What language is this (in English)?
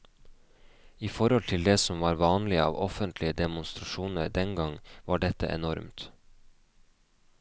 Norwegian